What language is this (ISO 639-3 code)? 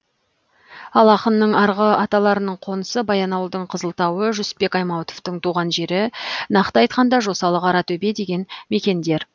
kaz